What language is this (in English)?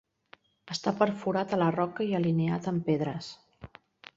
Catalan